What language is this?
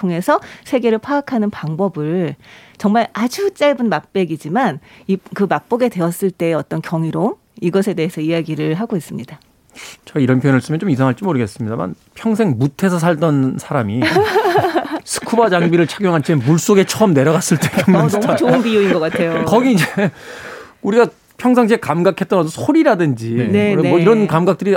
Korean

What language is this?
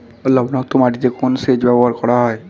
Bangla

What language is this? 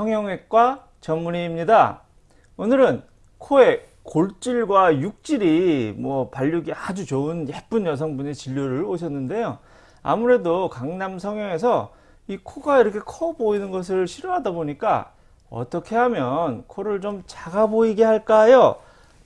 Korean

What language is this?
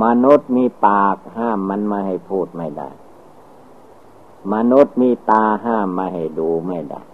Thai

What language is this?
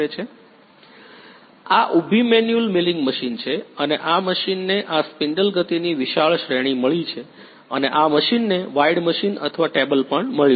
Gujarati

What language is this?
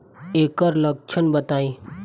Bhojpuri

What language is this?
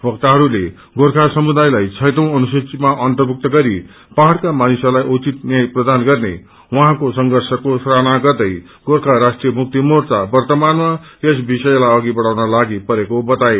Nepali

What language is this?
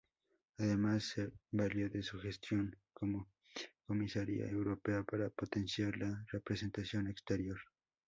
Spanish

